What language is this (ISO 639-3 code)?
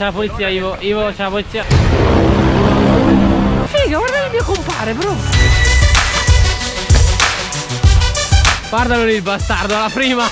ita